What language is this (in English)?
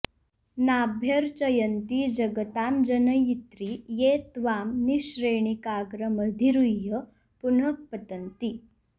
Sanskrit